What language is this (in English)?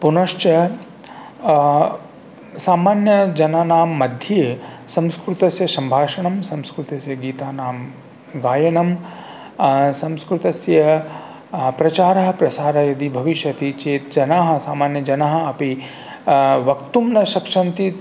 Sanskrit